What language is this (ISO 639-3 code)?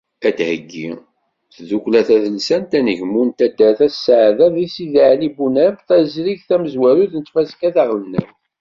kab